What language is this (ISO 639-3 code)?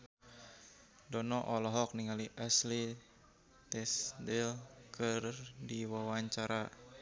sun